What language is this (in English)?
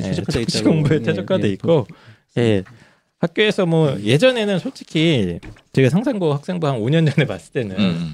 Korean